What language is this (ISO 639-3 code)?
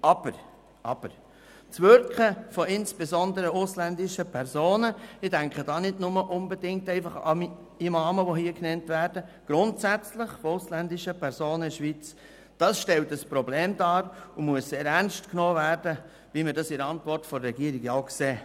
gsw